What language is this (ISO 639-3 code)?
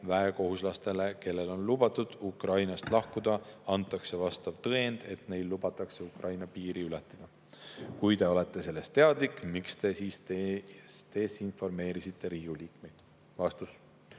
est